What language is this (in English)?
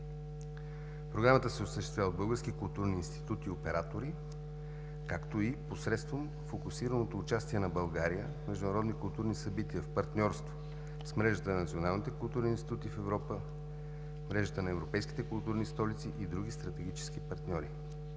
Bulgarian